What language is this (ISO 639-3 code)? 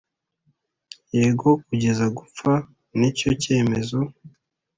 kin